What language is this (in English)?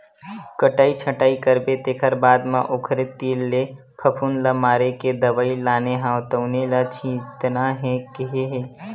Chhattisgarhi